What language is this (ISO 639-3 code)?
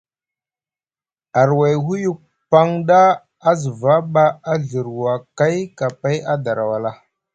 mug